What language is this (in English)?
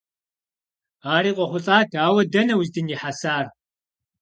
Kabardian